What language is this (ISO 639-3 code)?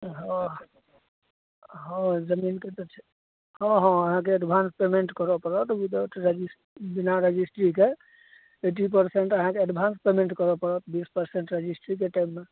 mai